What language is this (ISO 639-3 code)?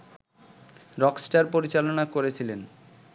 ben